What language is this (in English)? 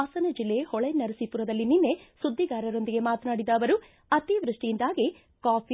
Kannada